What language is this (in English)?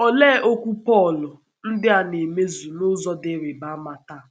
Igbo